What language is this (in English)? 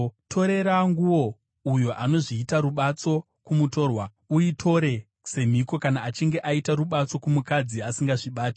Shona